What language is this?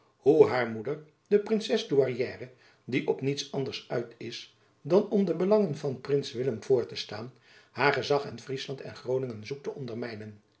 Dutch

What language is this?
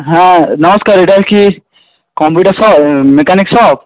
Bangla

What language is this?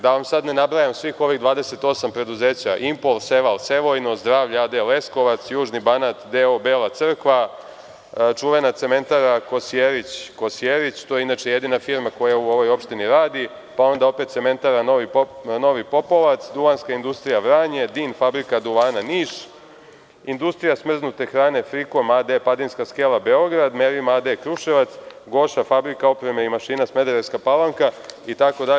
Serbian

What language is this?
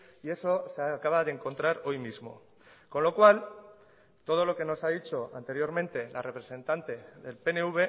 Spanish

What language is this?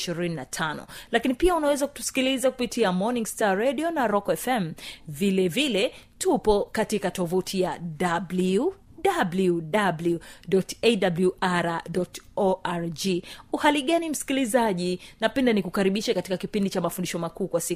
Swahili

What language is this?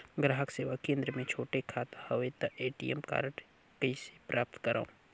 Chhattisgarhi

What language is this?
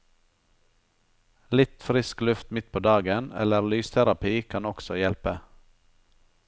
Norwegian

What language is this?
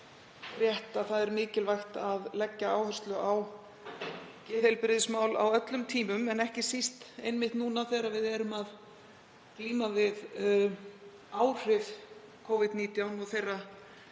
Icelandic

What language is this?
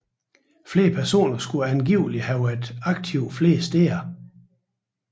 Danish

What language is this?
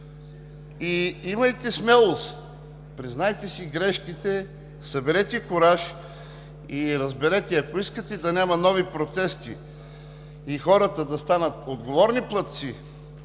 Bulgarian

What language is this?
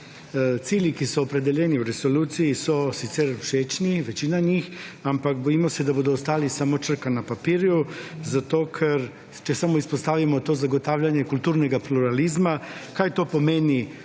Slovenian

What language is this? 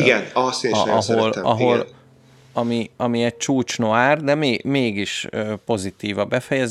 Hungarian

